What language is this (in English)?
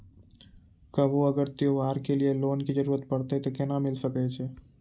Maithili